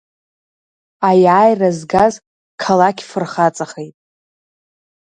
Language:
Abkhazian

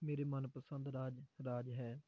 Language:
Punjabi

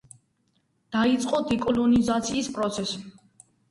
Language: Georgian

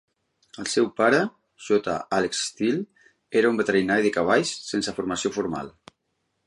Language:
Catalan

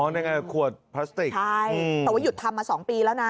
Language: Thai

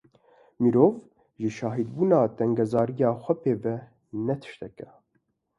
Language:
Kurdish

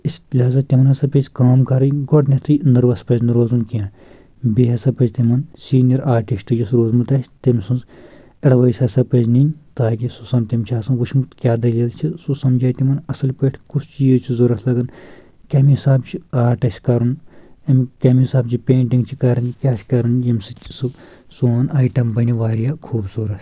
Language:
Kashmiri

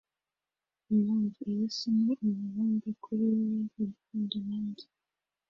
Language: Kinyarwanda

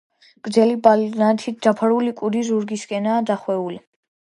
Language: Georgian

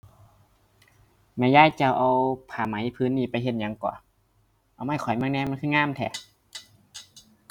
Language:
Thai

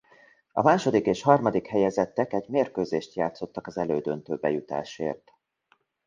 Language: Hungarian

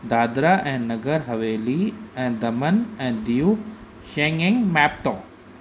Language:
Sindhi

